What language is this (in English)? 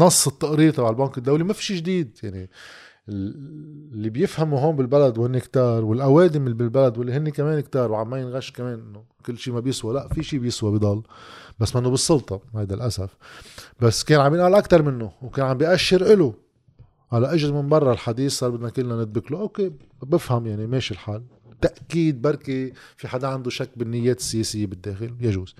Arabic